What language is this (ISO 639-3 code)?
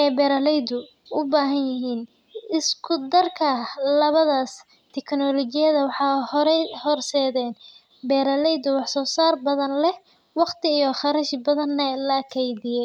som